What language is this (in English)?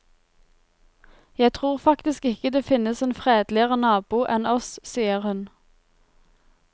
Norwegian